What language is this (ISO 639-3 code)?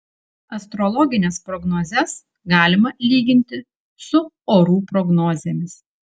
lit